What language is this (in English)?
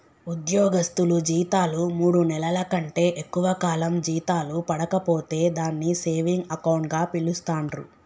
Telugu